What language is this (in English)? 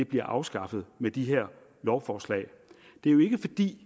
Danish